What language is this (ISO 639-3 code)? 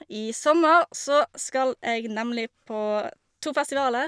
nor